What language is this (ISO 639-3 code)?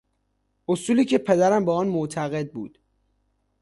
fas